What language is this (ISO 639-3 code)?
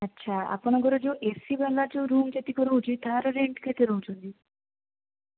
ori